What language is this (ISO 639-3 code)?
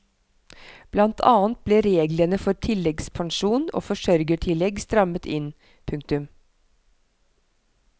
nor